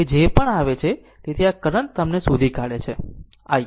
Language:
Gujarati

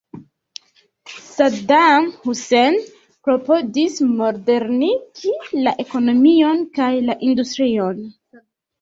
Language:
Esperanto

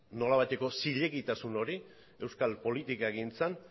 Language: Basque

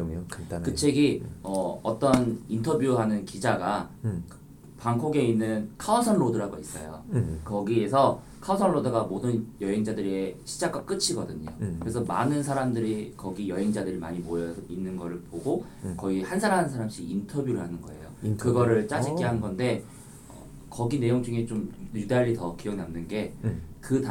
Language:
Korean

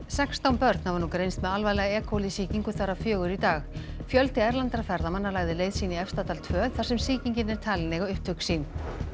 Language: Icelandic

